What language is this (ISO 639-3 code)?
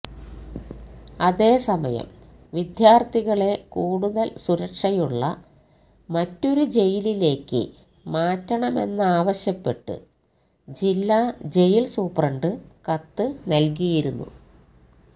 mal